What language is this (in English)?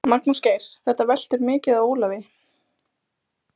Icelandic